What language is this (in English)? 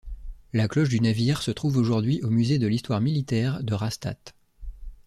French